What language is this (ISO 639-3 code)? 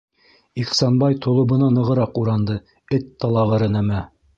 bak